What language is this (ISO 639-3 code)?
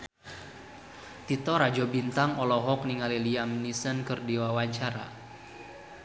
sun